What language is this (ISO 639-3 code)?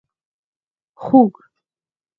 pus